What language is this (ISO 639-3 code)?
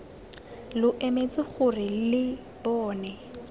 tsn